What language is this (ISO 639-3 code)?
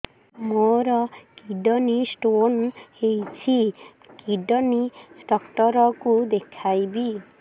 ori